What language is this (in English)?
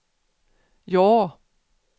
Swedish